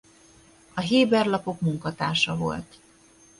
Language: Hungarian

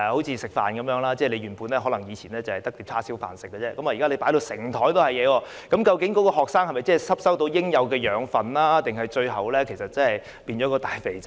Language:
Cantonese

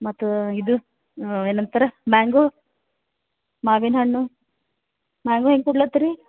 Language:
Kannada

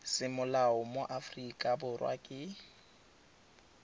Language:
Tswana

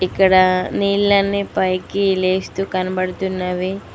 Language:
Telugu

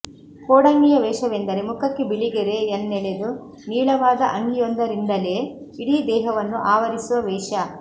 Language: Kannada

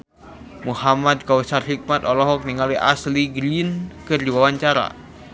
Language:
Sundanese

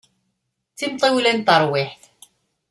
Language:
Kabyle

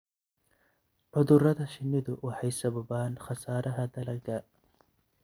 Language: Somali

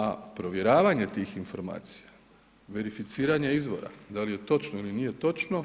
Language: Croatian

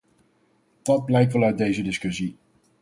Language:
Dutch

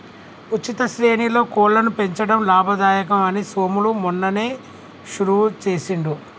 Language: Telugu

